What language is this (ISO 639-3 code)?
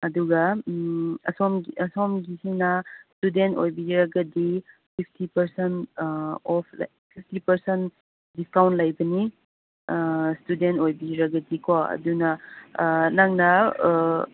mni